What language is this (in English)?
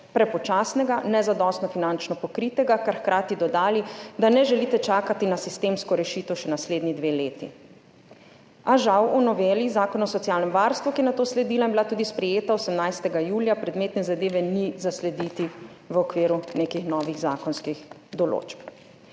Slovenian